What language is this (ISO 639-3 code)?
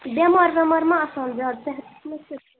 kas